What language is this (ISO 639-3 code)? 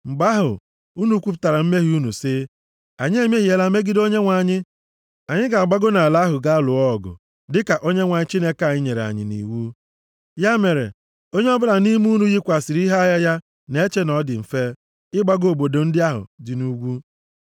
ibo